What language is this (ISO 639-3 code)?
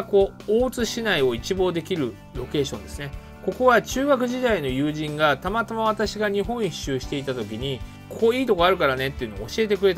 jpn